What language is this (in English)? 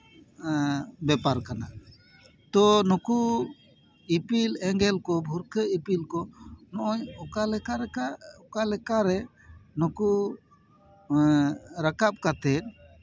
Santali